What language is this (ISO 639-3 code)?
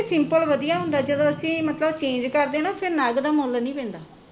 pan